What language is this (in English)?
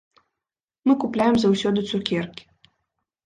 Belarusian